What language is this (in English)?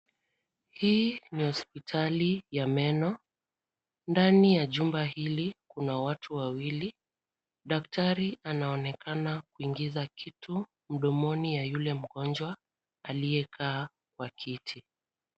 Swahili